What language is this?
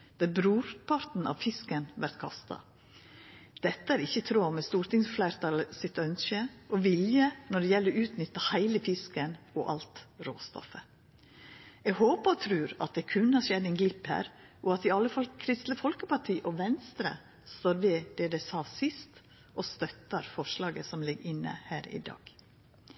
Norwegian Nynorsk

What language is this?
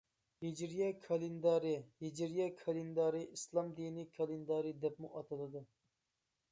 Uyghur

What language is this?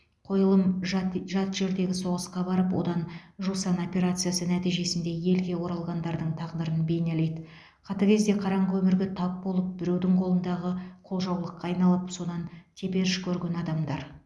Kazakh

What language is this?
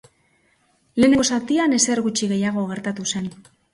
Basque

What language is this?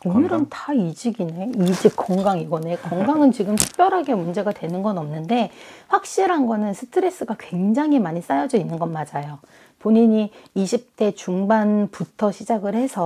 Korean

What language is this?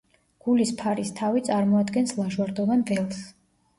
Georgian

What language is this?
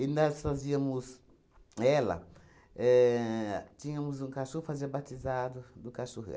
Portuguese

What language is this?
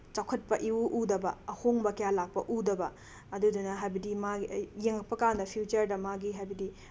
Manipuri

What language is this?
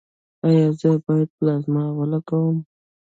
Pashto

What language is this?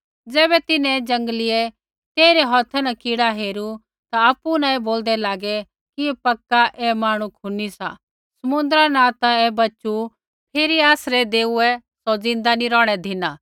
Kullu Pahari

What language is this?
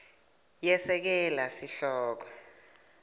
Swati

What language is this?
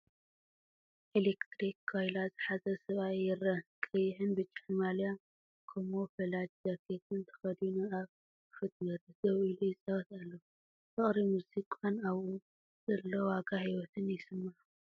Tigrinya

